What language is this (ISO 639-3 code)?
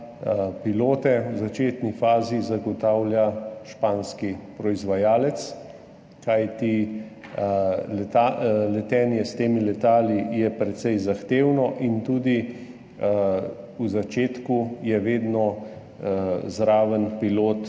slv